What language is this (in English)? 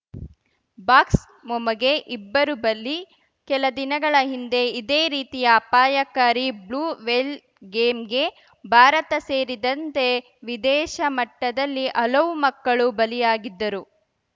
Kannada